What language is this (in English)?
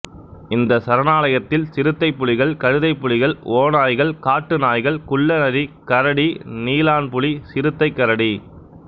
Tamil